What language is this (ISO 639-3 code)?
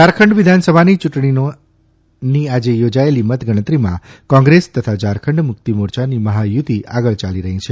guj